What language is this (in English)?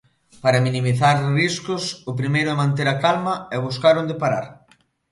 Galician